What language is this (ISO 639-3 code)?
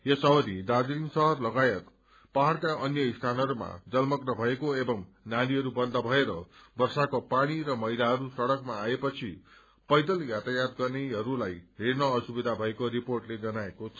nep